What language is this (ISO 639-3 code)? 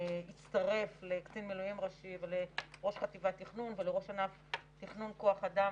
heb